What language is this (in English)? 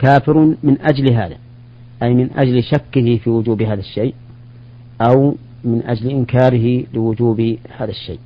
Arabic